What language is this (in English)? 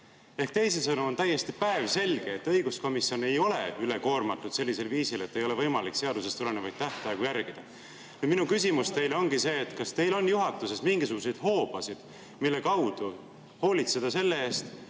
Estonian